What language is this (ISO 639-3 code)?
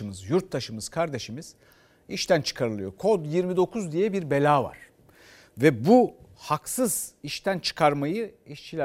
tur